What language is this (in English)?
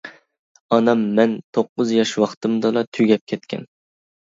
Uyghur